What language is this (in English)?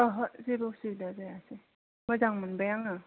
Bodo